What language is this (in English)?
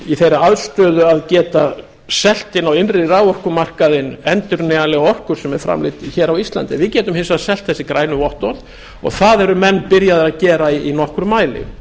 Icelandic